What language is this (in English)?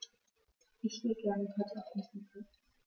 German